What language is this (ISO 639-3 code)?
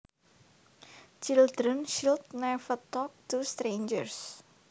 jav